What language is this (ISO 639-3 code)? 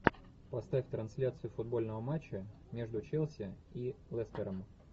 rus